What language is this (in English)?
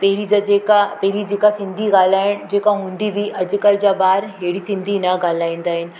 Sindhi